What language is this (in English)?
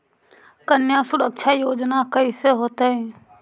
Magahi